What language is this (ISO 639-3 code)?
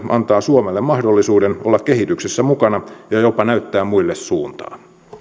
fin